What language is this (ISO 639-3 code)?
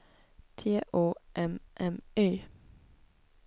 swe